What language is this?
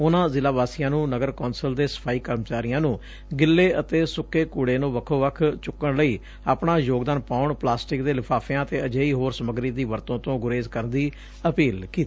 Punjabi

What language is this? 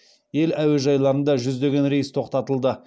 Kazakh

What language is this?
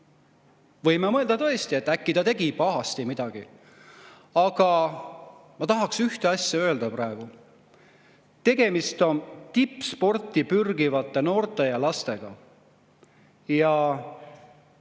Estonian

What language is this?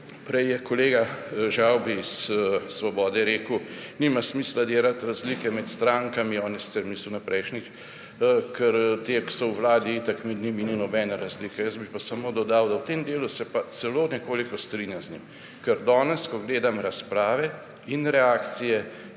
Slovenian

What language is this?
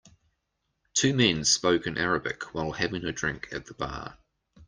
English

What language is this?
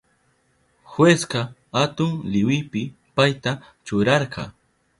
Southern Pastaza Quechua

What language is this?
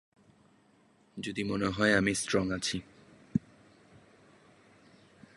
Bangla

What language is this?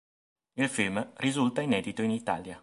Italian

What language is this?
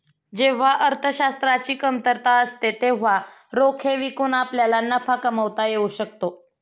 Marathi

